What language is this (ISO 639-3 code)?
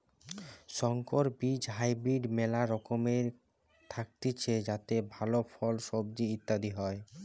ben